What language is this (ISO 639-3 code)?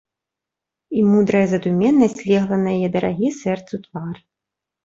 bel